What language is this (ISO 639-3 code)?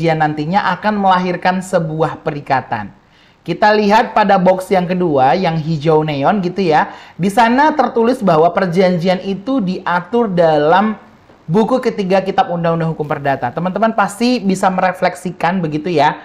ind